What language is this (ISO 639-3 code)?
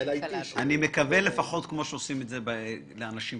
heb